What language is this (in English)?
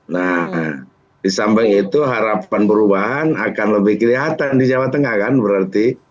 Indonesian